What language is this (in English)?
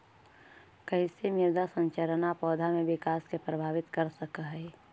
Magahi